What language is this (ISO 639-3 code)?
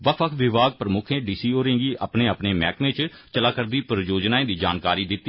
doi